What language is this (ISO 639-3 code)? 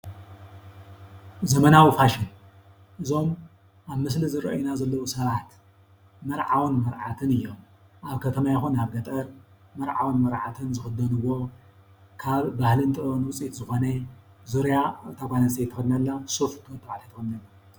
tir